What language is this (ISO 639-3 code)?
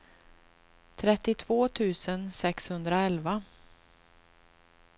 swe